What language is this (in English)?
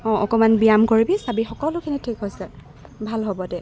Assamese